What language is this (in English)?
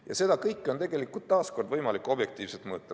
Estonian